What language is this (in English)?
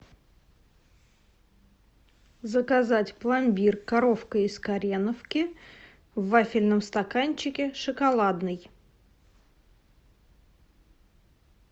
Russian